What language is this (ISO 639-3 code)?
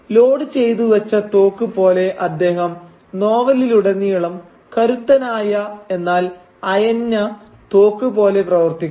mal